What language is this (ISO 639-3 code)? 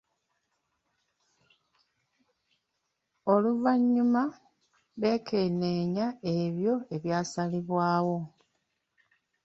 lug